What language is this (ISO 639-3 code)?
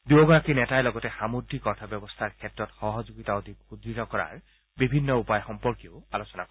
asm